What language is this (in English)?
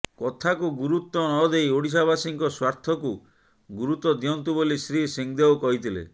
Odia